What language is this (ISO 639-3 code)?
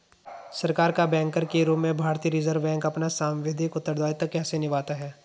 hin